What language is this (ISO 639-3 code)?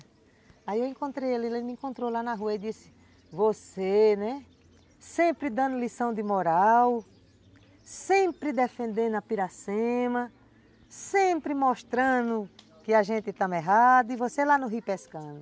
por